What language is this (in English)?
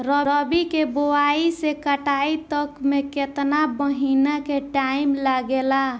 Bhojpuri